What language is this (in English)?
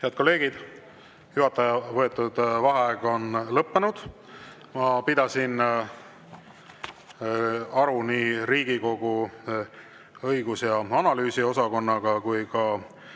Estonian